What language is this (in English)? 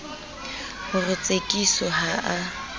Southern Sotho